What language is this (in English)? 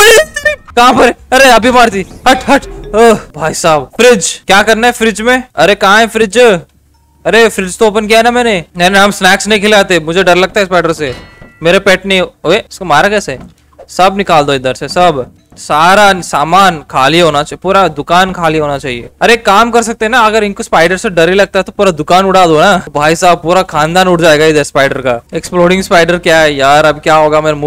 Hindi